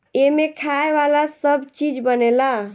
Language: Bhojpuri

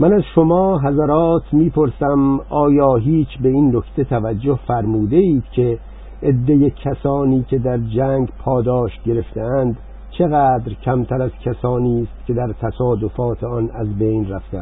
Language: Persian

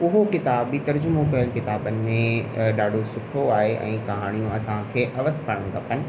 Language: Sindhi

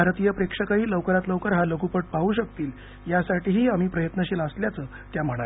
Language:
Marathi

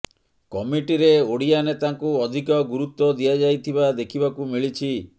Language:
Odia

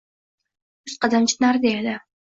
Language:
Uzbek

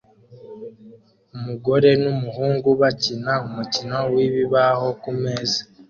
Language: Kinyarwanda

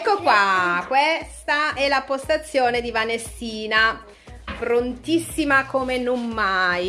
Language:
Italian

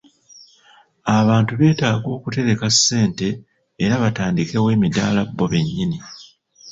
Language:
Ganda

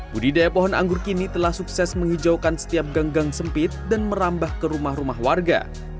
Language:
Indonesian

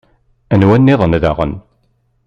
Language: Kabyle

